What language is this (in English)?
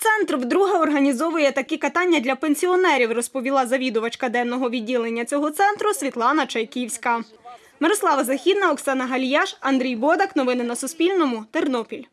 Ukrainian